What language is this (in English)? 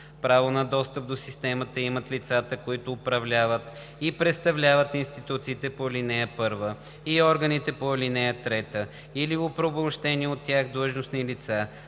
Bulgarian